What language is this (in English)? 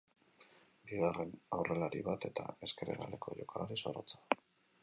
Basque